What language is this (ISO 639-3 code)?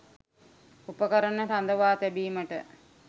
sin